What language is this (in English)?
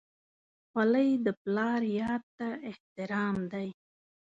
Pashto